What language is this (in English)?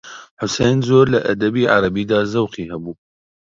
Central Kurdish